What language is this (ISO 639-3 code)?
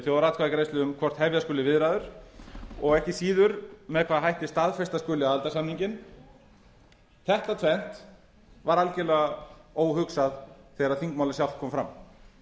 isl